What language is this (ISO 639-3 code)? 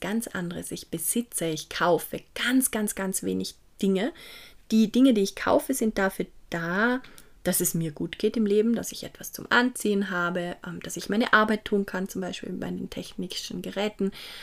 deu